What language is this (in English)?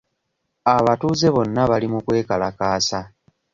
Ganda